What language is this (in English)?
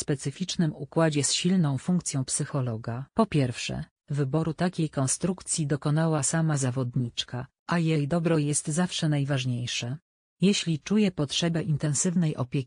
Polish